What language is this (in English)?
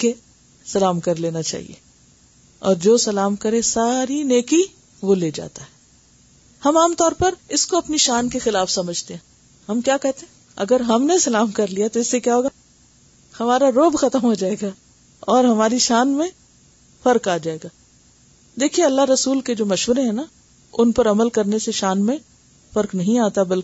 Urdu